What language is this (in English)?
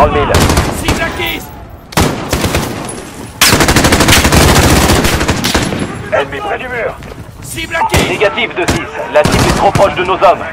French